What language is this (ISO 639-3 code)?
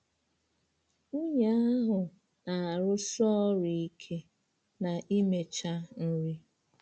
ibo